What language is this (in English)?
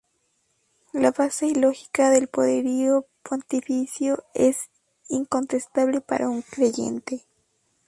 Spanish